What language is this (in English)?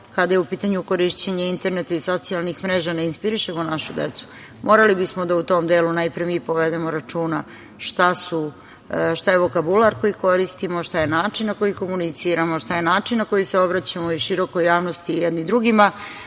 Serbian